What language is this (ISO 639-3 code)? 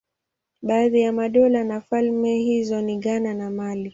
swa